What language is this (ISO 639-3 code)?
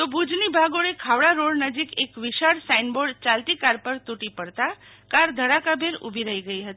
guj